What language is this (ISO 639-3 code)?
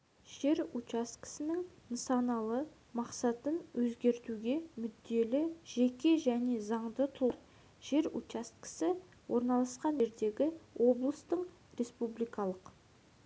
kaz